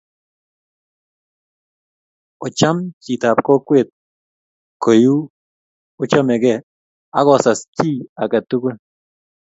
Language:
Kalenjin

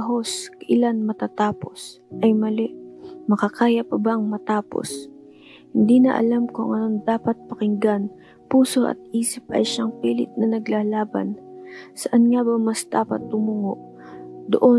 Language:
Filipino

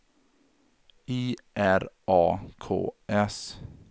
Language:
Swedish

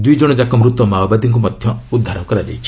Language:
Odia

